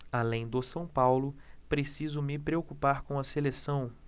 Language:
Portuguese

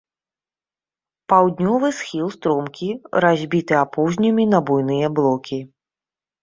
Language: Belarusian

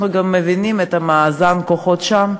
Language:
Hebrew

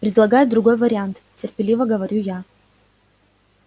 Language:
Russian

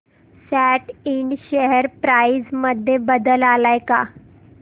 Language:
Marathi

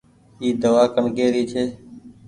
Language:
Goaria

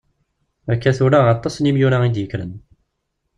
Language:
Kabyle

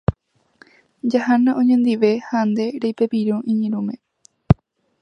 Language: Guarani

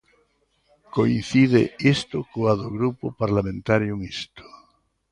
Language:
Galician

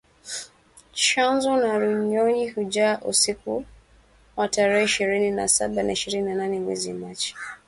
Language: Swahili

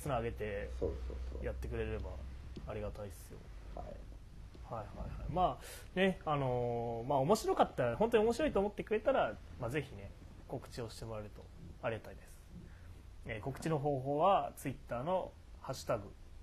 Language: Japanese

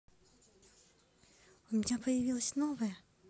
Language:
Russian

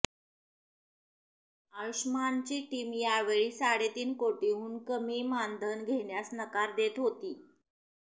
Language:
Marathi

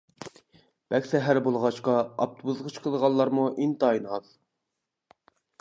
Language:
Uyghur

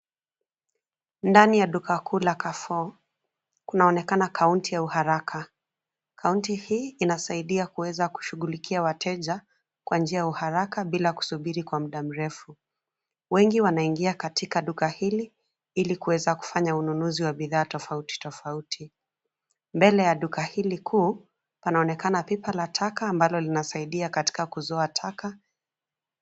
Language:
Swahili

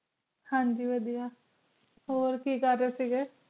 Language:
Punjabi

